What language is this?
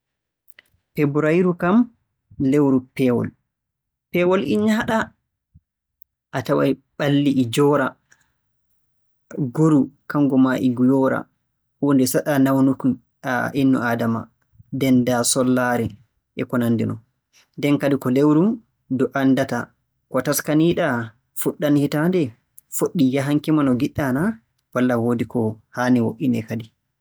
Borgu Fulfulde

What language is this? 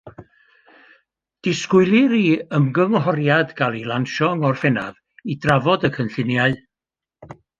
Welsh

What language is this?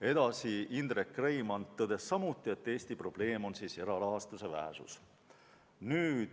Estonian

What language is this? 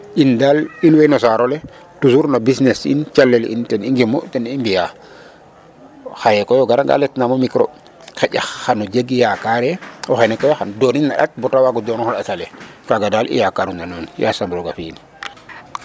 Serer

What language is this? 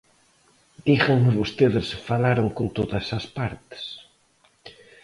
Galician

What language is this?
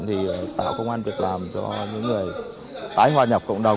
Vietnamese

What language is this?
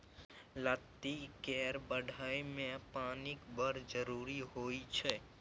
Maithili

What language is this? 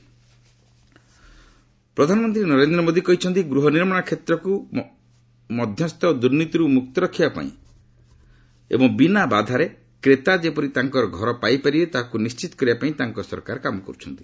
Odia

